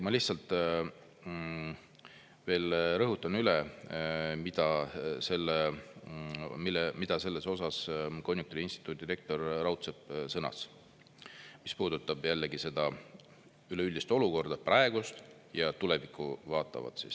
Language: Estonian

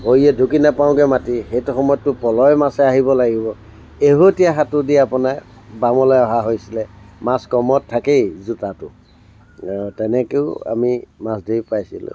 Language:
Assamese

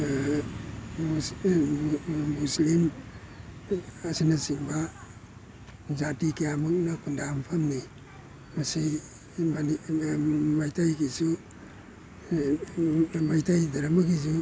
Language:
Manipuri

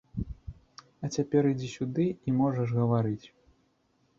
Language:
Belarusian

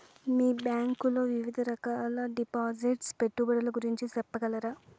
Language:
Telugu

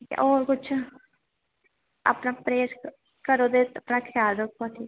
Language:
Dogri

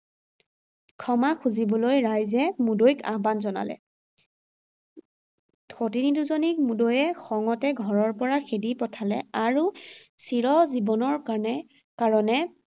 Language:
Assamese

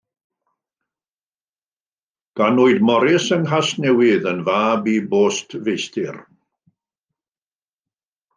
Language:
Welsh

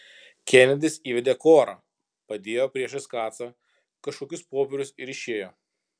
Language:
Lithuanian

